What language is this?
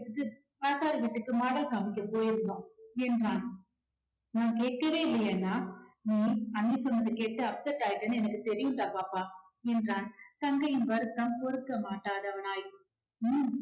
Tamil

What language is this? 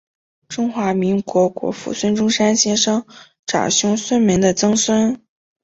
Chinese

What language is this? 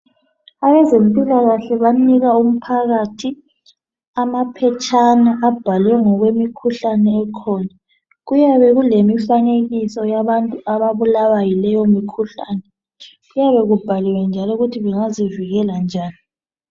North Ndebele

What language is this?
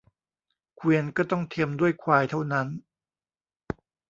Thai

